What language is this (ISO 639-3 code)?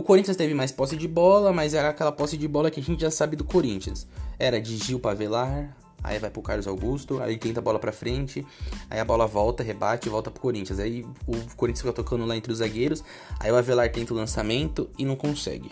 por